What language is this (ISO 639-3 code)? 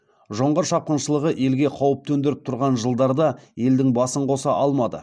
kaz